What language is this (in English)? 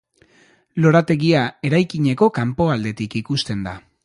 Basque